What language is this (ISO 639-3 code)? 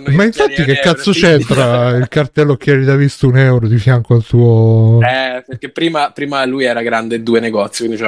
ita